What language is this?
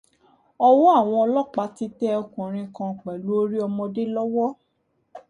Yoruba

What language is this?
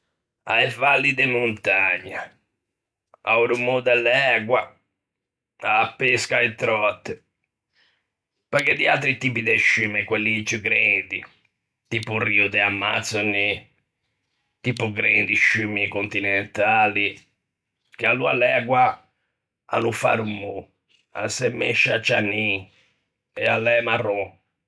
Ligurian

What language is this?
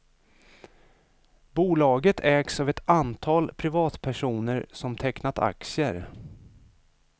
Swedish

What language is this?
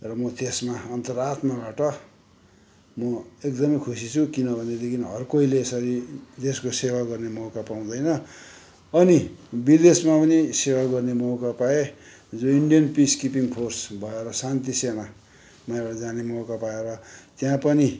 Nepali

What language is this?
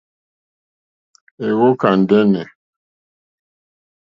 Mokpwe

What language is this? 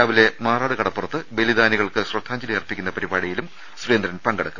Malayalam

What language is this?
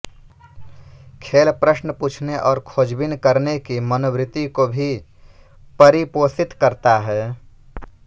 Hindi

